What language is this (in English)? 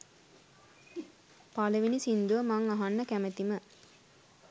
Sinhala